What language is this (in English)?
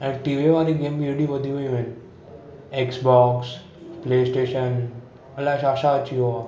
Sindhi